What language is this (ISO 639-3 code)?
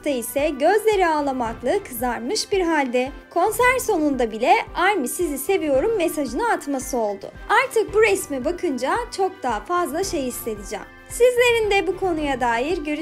tur